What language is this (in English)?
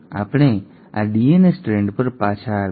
Gujarati